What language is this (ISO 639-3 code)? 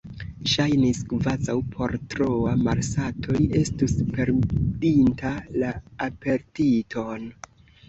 epo